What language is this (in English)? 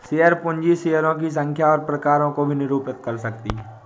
Hindi